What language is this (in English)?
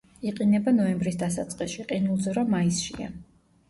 Georgian